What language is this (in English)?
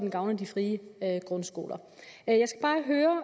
Danish